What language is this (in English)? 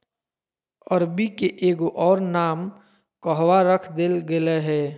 Magahi